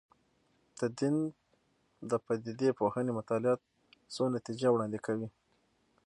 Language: Pashto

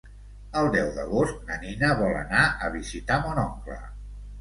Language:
Catalan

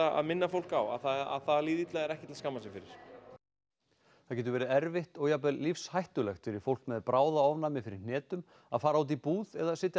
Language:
Icelandic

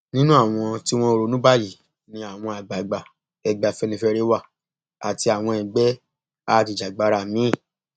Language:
Yoruba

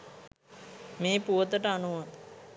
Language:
Sinhala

